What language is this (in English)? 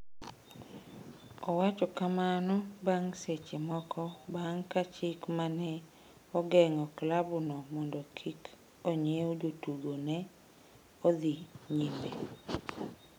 Luo (Kenya and Tanzania)